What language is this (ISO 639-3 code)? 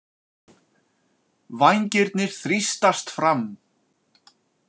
isl